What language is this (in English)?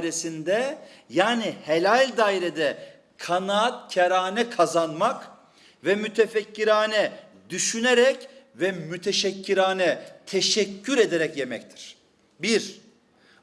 Turkish